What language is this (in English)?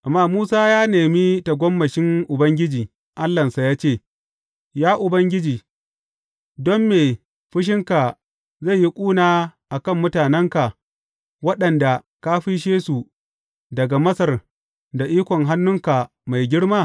Hausa